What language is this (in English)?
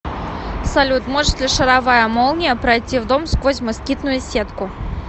Russian